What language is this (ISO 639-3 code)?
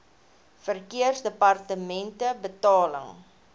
afr